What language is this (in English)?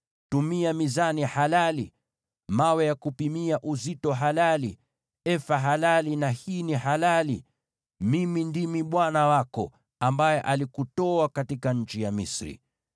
Swahili